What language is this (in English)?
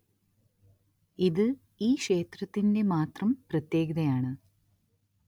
Malayalam